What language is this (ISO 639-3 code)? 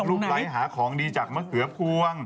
tha